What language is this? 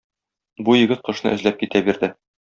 Tatar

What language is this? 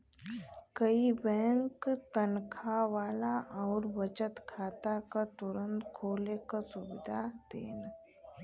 Bhojpuri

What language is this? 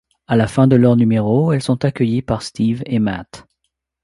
French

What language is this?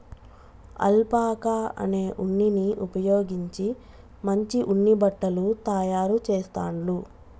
Telugu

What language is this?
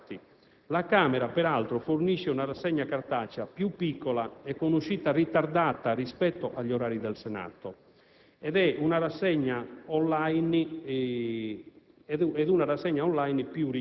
Italian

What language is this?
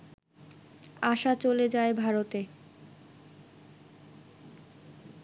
Bangla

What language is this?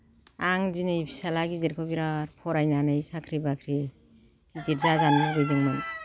Bodo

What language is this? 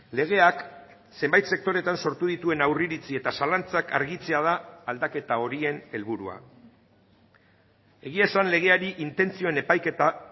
Basque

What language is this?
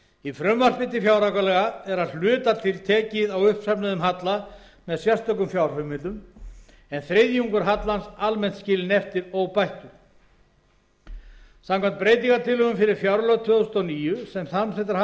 Icelandic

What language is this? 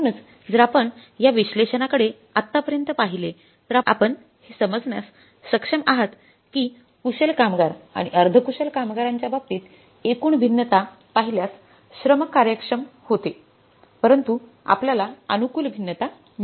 Marathi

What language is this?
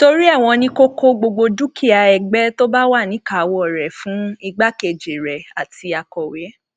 Yoruba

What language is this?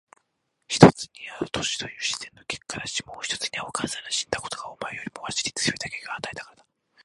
Japanese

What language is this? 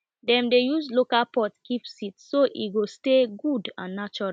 Nigerian Pidgin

